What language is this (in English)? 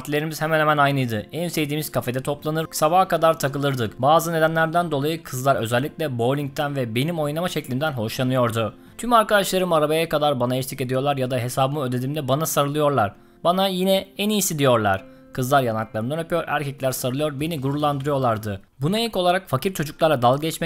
Turkish